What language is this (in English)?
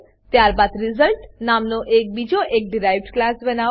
Gujarati